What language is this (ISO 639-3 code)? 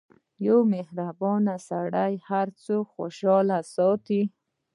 pus